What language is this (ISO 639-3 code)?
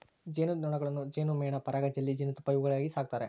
kan